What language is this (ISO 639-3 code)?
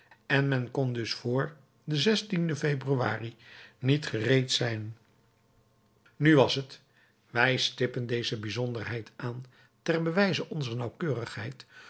nld